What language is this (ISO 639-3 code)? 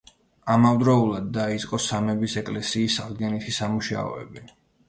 kat